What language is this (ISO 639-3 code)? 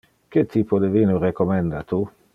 ina